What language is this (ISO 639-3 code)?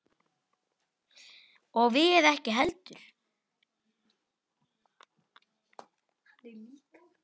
isl